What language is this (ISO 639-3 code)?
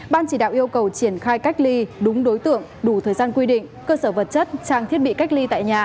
vie